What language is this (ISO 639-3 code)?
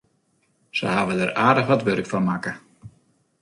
fry